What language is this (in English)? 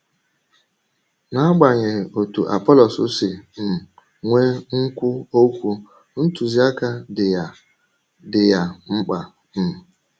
Igbo